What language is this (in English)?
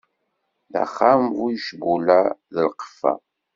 Kabyle